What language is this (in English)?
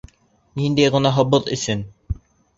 Bashkir